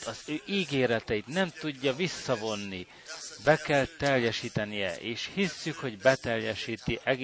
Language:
Hungarian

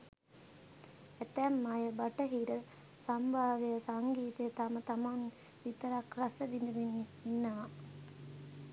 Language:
Sinhala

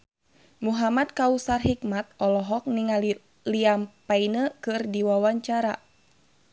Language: Sundanese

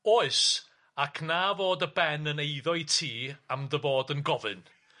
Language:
Welsh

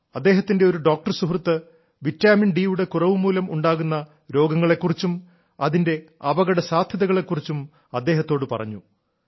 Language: Malayalam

